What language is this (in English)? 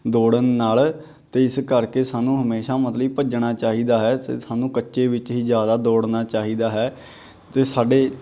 Punjabi